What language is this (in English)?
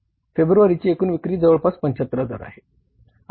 Marathi